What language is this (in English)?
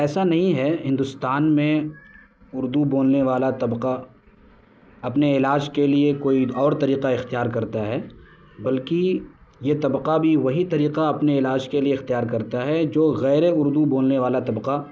Urdu